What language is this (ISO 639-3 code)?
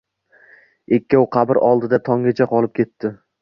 uzb